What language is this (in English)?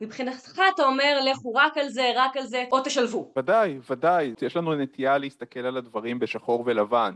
Hebrew